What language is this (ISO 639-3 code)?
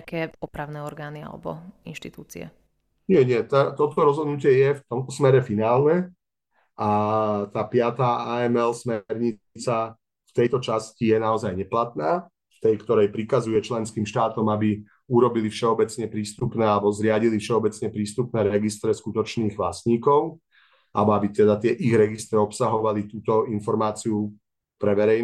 slk